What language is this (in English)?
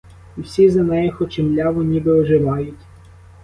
Ukrainian